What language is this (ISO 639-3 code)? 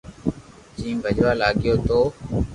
lrk